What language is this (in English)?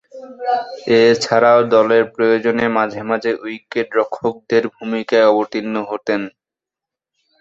Bangla